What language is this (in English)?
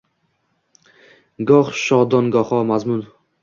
Uzbek